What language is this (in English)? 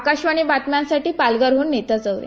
Marathi